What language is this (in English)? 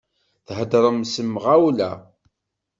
Kabyle